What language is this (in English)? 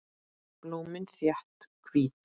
Icelandic